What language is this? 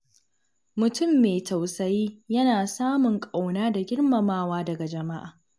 Hausa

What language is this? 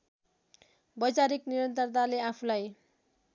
Nepali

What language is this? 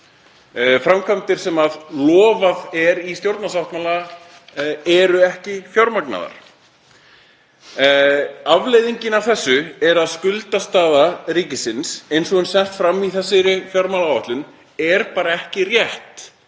Icelandic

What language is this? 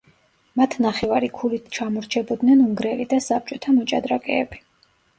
Georgian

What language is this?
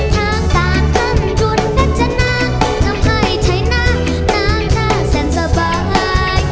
Thai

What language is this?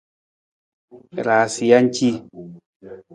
Nawdm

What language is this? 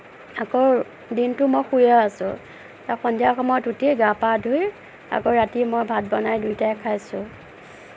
Assamese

